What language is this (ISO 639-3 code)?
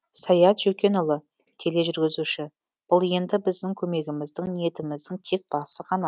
kaz